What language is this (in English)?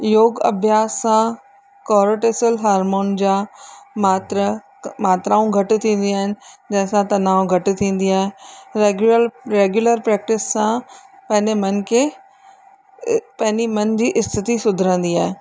Sindhi